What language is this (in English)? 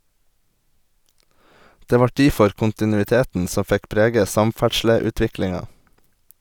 Norwegian